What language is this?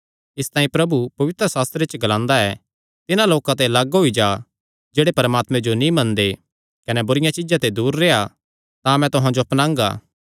Kangri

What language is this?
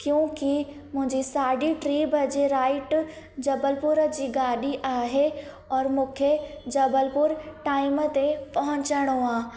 Sindhi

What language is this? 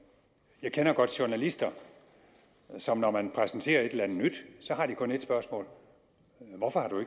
Danish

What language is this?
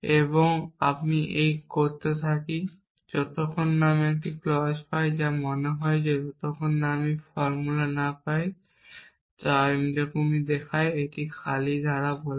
Bangla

